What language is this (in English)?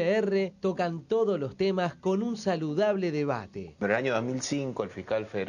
Spanish